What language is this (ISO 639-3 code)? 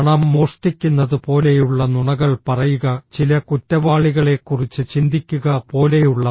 mal